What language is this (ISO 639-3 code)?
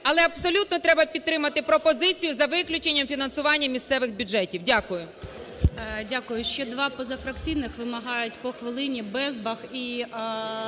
ukr